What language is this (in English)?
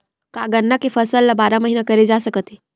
Chhattisgarhi